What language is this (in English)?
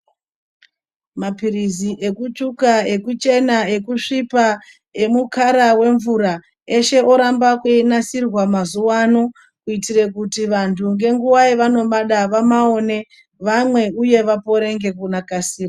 Ndau